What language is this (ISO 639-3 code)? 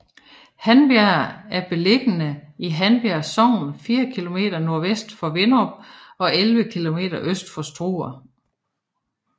dan